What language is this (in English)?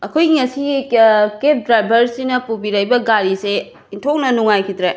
Manipuri